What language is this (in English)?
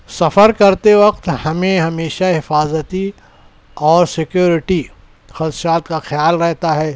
Urdu